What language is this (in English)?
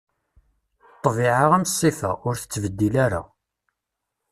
Kabyle